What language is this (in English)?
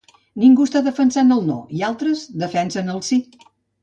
Catalan